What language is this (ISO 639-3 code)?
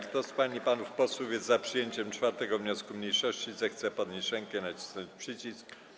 pol